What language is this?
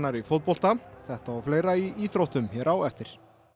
Icelandic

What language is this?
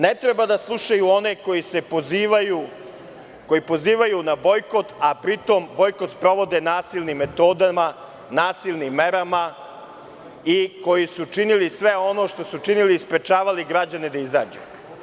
Serbian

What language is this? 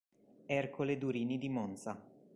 Italian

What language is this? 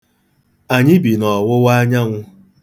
Igbo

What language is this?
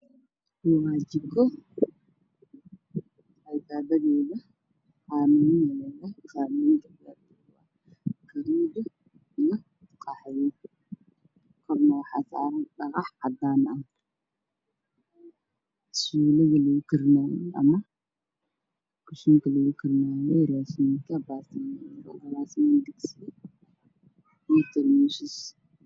Somali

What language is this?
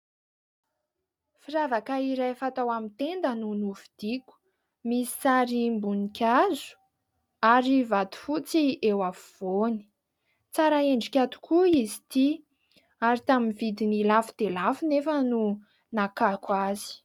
Malagasy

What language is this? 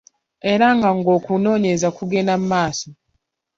Ganda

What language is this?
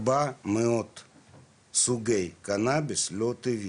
Hebrew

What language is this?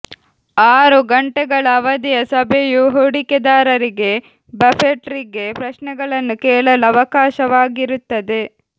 Kannada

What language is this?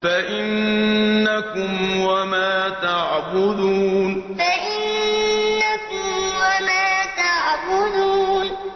Arabic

